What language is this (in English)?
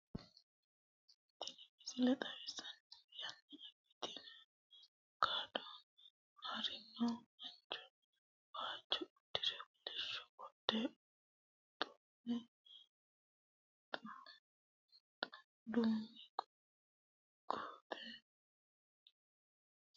Sidamo